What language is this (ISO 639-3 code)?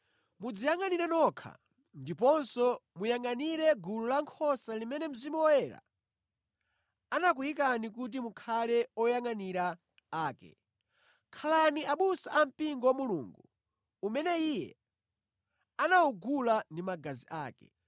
nya